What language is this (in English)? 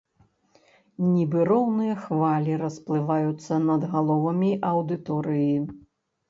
Belarusian